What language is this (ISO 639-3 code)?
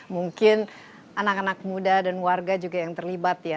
ind